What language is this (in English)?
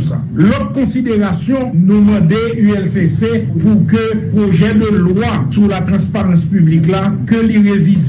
French